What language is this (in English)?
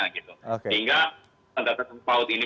Indonesian